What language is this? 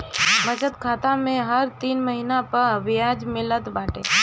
Bhojpuri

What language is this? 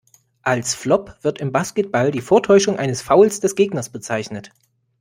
German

